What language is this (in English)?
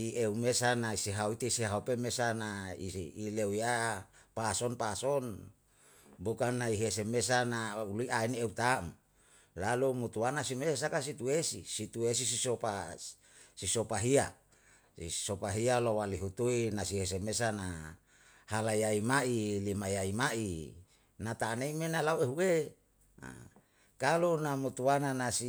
Yalahatan